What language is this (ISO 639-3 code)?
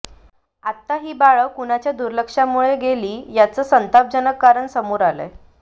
mar